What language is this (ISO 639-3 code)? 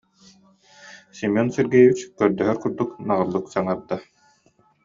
sah